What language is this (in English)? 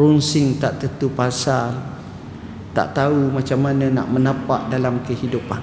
Malay